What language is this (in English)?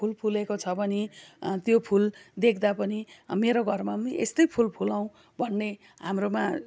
Nepali